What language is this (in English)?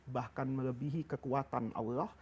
Indonesian